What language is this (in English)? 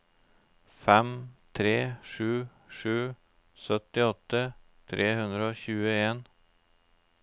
Norwegian